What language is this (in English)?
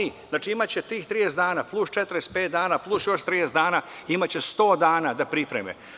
Serbian